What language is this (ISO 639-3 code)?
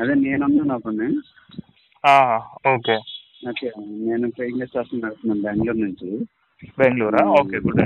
tel